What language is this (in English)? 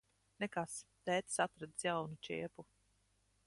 Latvian